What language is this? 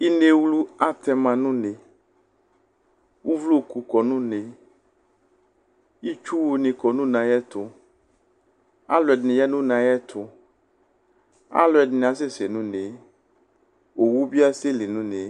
Ikposo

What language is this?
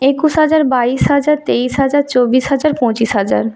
Bangla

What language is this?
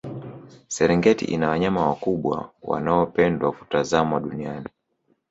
Swahili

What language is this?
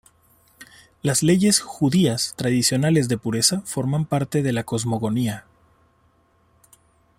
Spanish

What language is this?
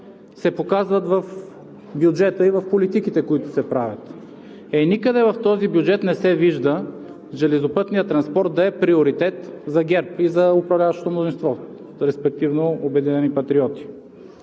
Bulgarian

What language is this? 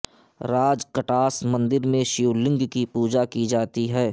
Urdu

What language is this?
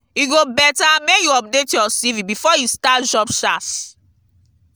Nigerian Pidgin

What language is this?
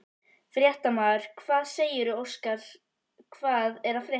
Icelandic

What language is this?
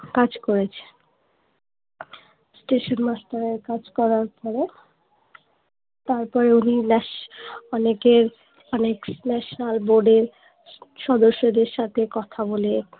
Bangla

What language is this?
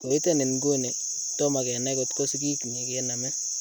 Kalenjin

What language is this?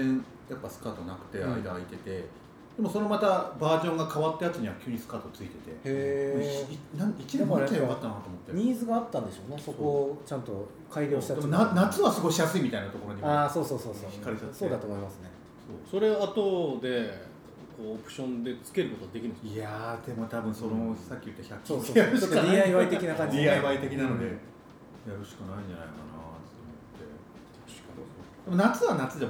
Japanese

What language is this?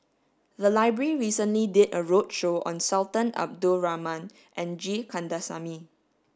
English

